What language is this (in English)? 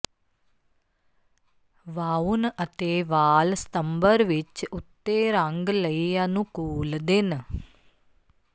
Punjabi